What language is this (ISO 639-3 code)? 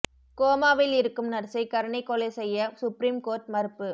tam